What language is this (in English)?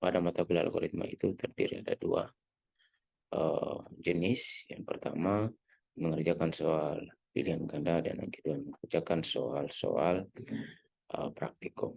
Indonesian